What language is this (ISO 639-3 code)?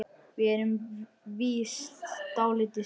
isl